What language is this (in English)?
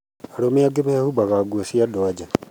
Kikuyu